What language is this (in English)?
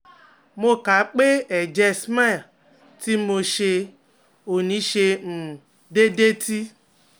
Yoruba